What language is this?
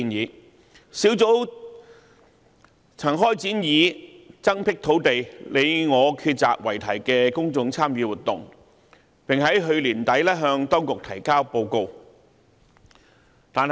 Cantonese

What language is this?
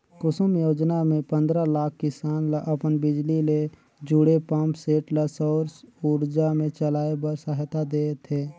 Chhattisgarhi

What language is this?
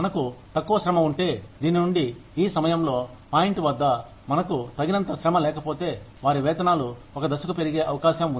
Telugu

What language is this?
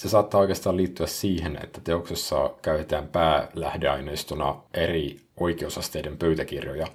Finnish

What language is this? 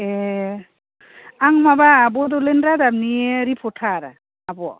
Bodo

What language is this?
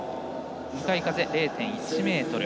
Japanese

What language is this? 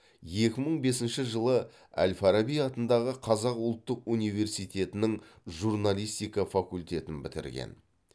Kazakh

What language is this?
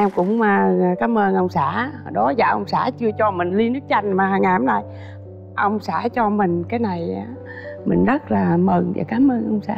Vietnamese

